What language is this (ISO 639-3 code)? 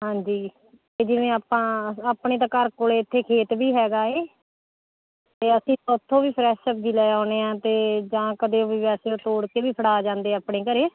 pan